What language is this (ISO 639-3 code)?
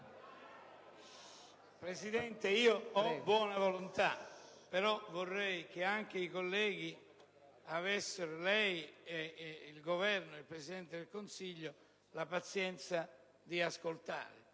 ita